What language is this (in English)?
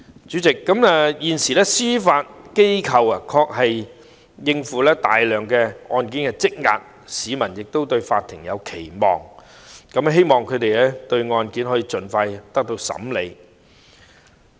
Cantonese